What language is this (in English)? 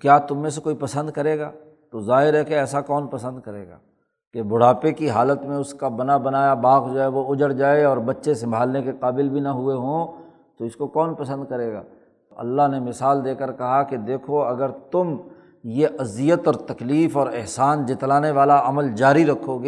Urdu